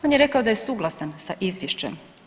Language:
Croatian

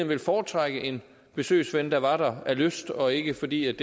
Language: Danish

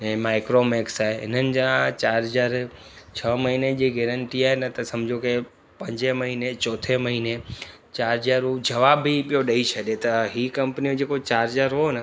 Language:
Sindhi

